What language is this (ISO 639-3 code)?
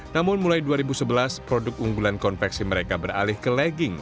ind